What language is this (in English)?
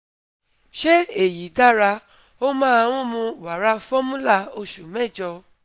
Yoruba